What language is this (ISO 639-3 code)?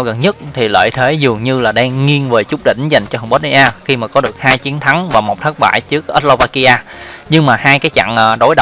vie